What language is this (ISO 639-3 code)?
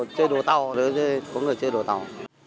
vie